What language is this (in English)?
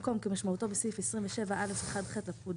Hebrew